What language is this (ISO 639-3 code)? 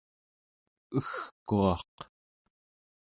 esu